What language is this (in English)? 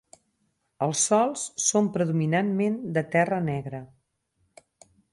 Catalan